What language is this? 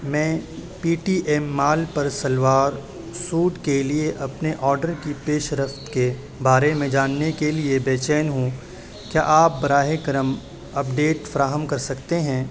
Urdu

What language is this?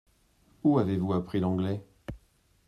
French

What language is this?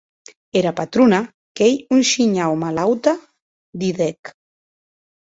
Occitan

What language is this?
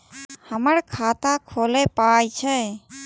Maithili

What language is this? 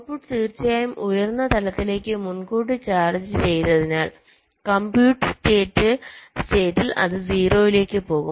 Malayalam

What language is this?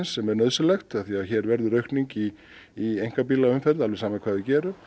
Icelandic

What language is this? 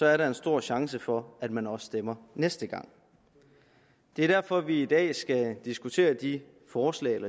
Danish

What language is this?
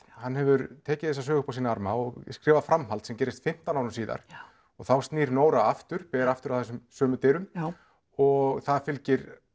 Icelandic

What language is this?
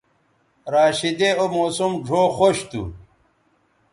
Bateri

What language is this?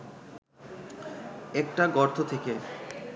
Bangla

